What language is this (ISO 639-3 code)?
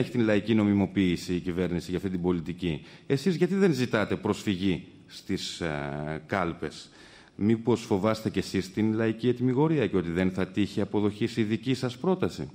ell